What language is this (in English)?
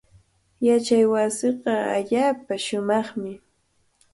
Cajatambo North Lima Quechua